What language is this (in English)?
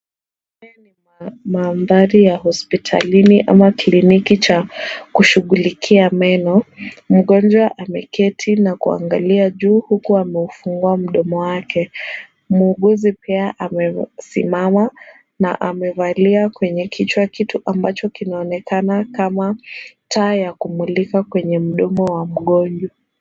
Swahili